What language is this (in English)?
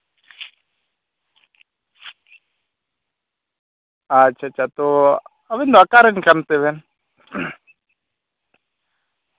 Santali